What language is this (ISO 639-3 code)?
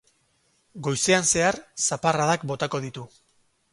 eus